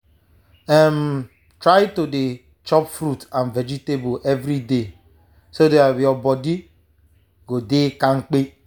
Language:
Nigerian Pidgin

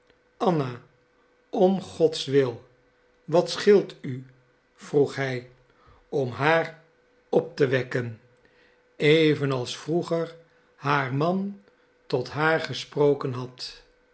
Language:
Dutch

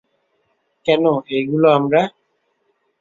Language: Bangla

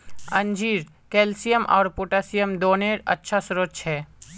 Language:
Magahi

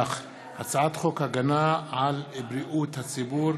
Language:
Hebrew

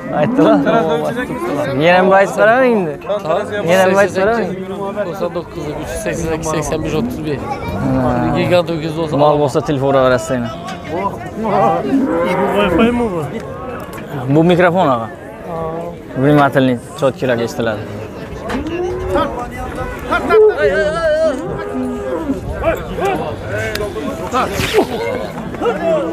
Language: Turkish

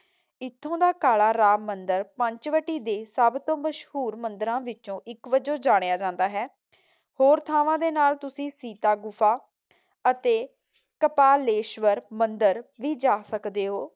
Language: Punjabi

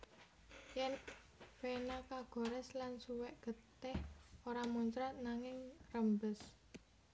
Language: Javanese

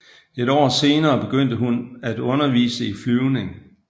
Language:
Danish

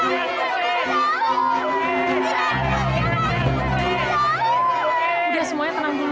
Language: Indonesian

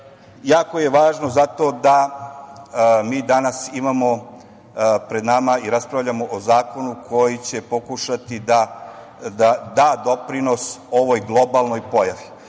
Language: Serbian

